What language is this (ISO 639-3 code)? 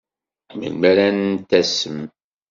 kab